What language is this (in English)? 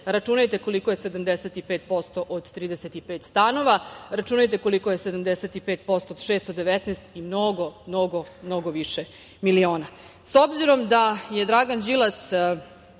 Serbian